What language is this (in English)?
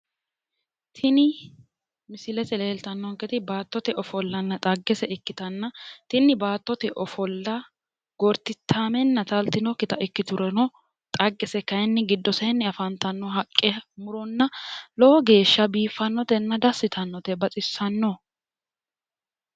Sidamo